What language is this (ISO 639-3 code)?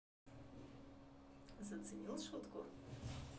rus